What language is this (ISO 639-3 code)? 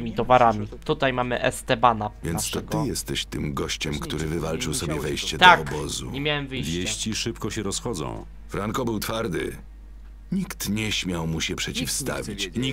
pol